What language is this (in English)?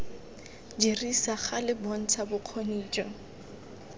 Tswana